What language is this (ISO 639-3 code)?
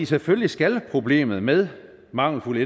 dan